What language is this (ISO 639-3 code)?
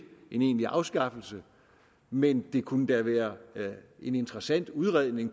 dan